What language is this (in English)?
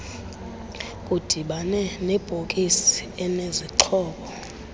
Xhosa